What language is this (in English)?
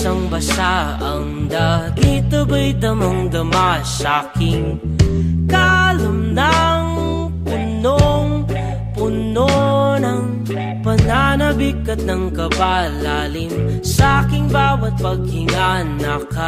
Filipino